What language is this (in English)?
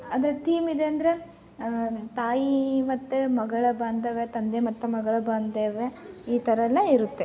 Kannada